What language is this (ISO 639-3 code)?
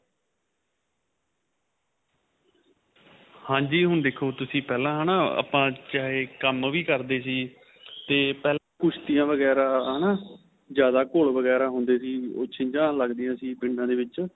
pan